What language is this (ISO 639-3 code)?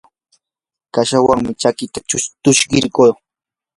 qur